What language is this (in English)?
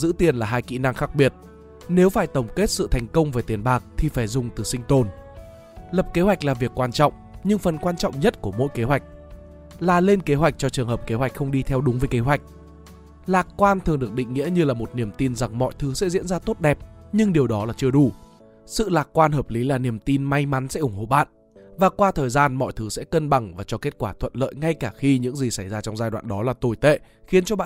Vietnamese